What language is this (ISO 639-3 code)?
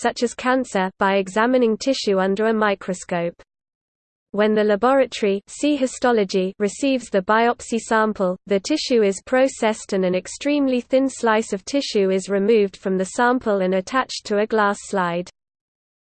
eng